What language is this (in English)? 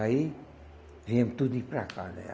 Portuguese